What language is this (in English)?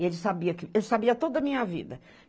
Portuguese